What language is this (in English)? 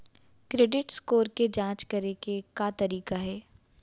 Chhattisgarhi